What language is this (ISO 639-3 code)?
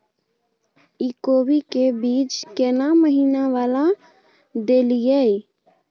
mai